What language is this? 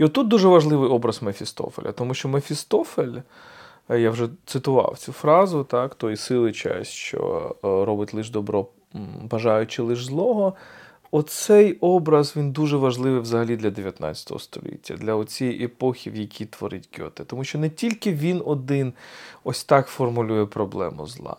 Ukrainian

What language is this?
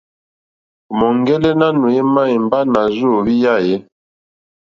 Mokpwe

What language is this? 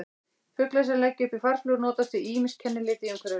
Icelandic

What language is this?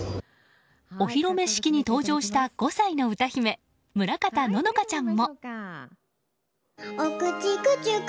Japanese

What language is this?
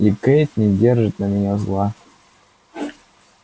Russian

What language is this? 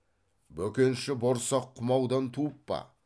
Kazakh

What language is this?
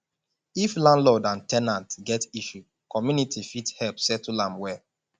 Nigerian Pidgin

